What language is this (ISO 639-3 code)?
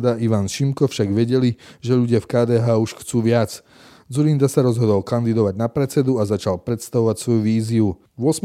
slk